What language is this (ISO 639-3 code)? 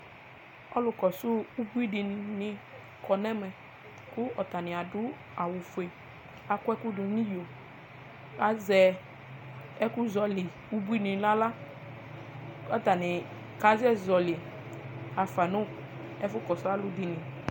kpo